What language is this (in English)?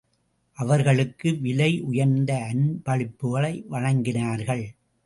Tamil